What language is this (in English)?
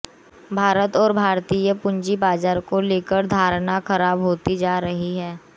Hindi